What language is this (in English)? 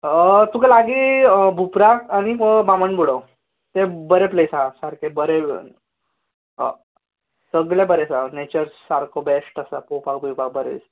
Konkani